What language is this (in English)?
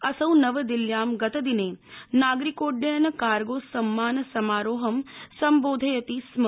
Sanskrit